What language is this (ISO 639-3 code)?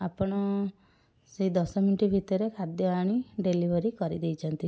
ori